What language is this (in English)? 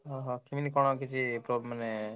Odia